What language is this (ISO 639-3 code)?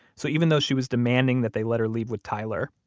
eng